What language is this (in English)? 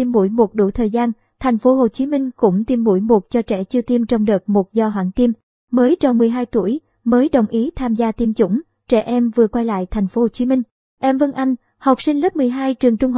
Vietnamese